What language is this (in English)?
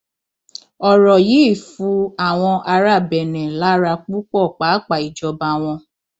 Yoruba